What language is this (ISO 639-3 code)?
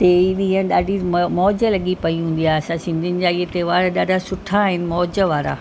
snd